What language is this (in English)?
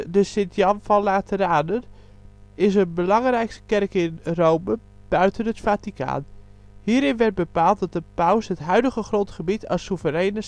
Dutch